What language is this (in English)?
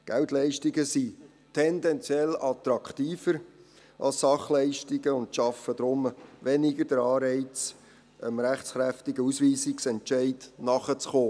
Swiss German